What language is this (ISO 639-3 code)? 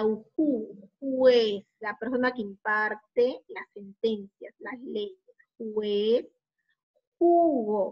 spa